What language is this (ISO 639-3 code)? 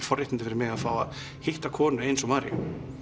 isl